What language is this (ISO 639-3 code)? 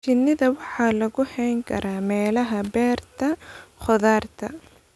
som